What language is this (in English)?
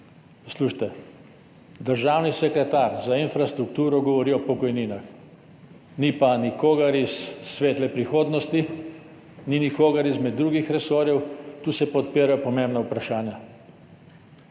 Slovenian